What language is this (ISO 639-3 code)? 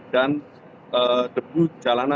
ind